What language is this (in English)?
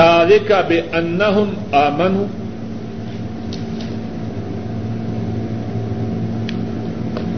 Urdu